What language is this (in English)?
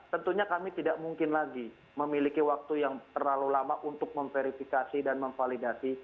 Indonesian